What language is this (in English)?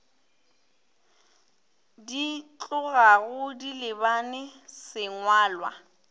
Northern Sotho